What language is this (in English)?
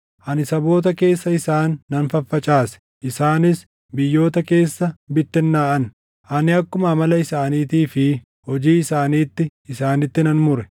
Oromo